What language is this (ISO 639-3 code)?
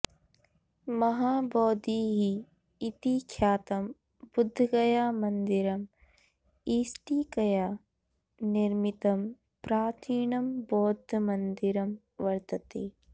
san